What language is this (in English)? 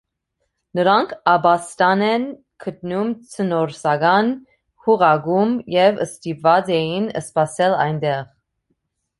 Armenian